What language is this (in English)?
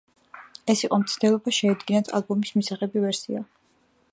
Georgian